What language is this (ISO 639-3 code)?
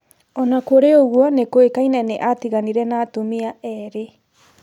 kik